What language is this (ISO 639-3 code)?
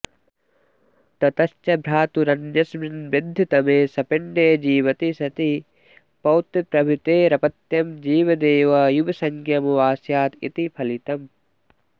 san